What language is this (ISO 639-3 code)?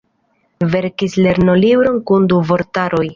epo